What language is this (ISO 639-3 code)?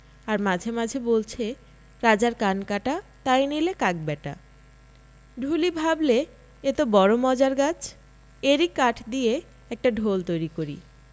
ben